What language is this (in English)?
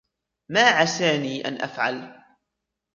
Arabic